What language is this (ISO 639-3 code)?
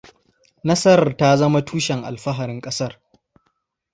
hau